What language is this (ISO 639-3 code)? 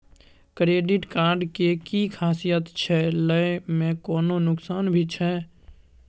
mai